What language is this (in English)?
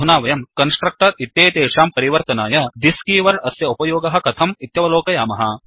Sanskrit